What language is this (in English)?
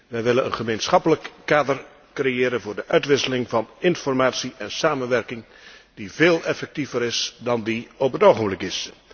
Dutch